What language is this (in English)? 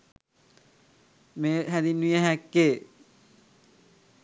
Sinhala